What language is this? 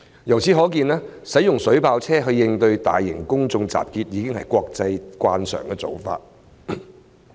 Cantonese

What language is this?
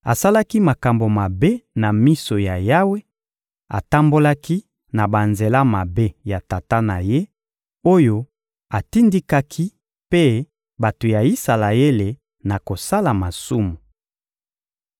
Lingala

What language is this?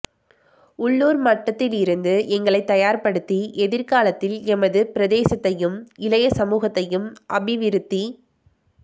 Tamil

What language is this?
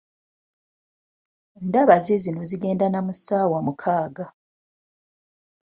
Ganda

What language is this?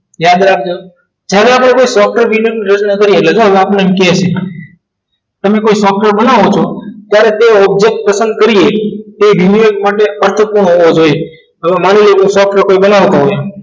Gujarati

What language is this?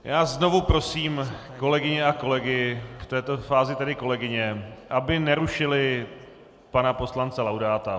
Czech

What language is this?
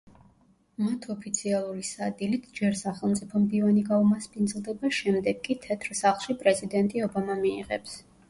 Georgian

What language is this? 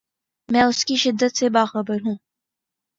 Urdu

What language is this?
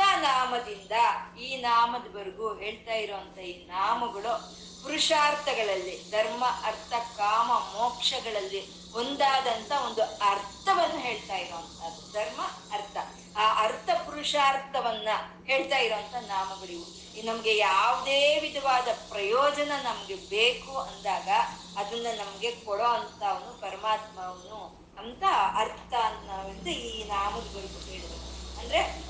Kannada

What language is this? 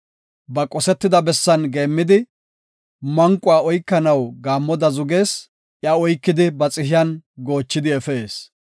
Gofa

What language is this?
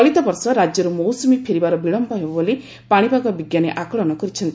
Odia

